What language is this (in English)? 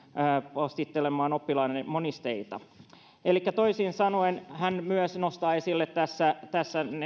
Finnish